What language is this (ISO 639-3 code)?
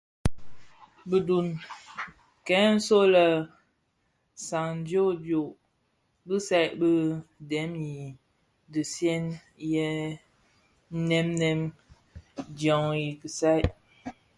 ksf